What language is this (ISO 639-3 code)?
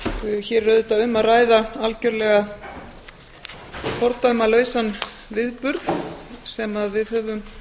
isl